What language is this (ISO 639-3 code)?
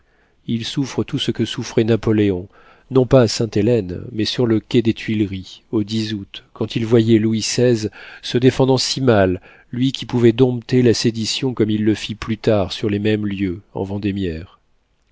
fra